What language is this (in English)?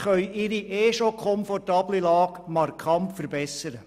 Swiss German